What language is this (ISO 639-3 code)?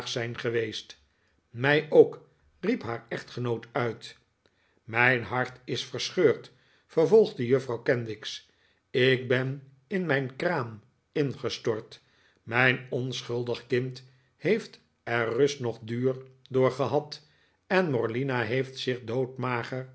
nld